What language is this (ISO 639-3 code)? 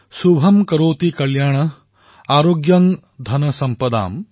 asm